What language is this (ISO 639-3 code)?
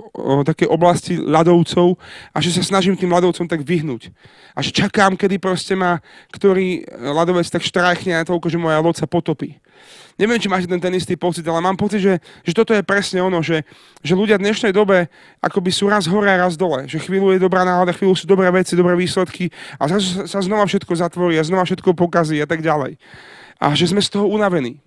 slk